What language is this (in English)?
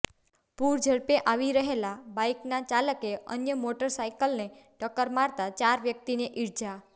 Gujarati